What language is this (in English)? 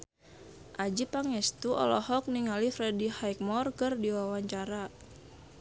Sundanese